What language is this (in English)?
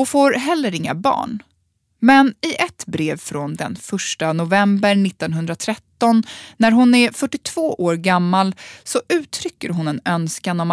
Swedish